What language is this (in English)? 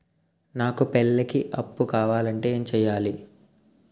Telugu